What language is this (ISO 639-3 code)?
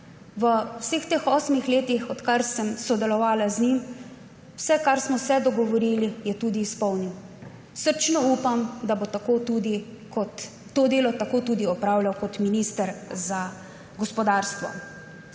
slv